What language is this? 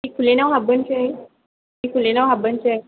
Bodo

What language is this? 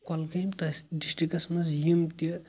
Kashmiri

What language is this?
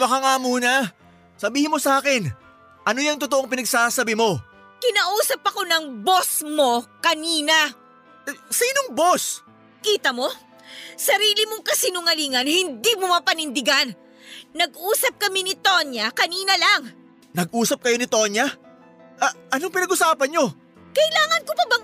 Filipino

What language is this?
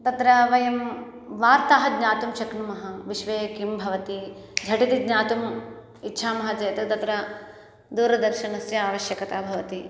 Sanskrit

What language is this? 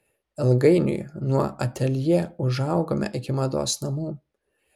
Lithuanian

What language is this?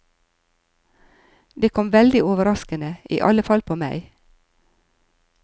Norwegian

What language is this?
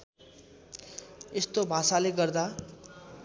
Nepali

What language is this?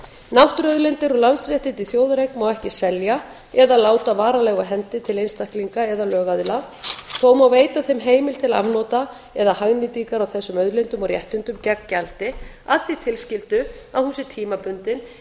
Icelandic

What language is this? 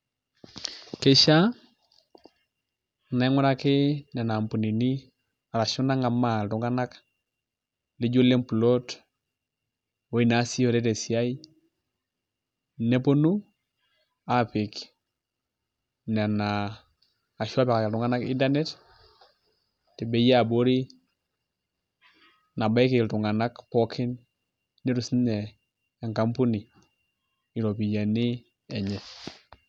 Masai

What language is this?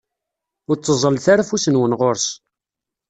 Kabyle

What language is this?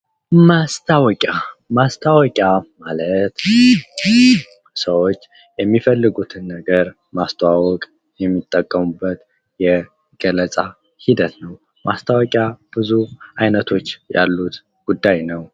Amharic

